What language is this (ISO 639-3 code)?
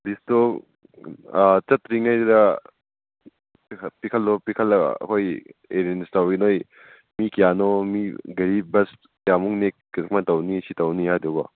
mni